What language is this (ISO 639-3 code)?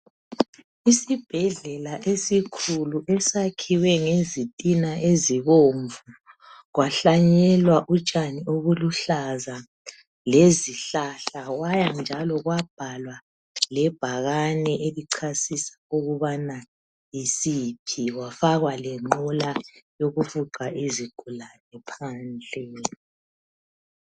nde